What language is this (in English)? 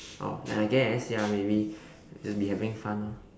English